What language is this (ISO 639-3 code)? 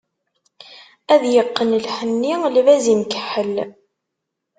kab